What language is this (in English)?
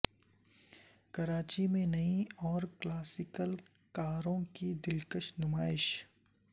Urdu